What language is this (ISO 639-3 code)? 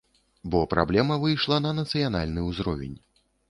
bel